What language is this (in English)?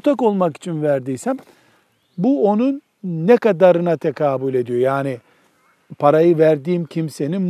Turkish